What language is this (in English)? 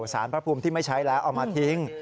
Thai